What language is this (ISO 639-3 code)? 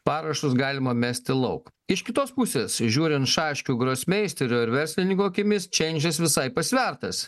lit